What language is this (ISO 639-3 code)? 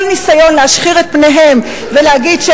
heb